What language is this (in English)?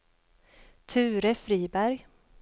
Swedish